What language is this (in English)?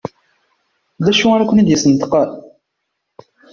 Kabyle